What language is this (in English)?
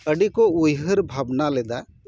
Santali